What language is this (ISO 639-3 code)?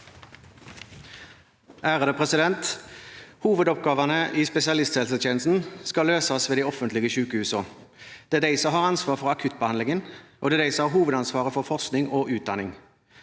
nor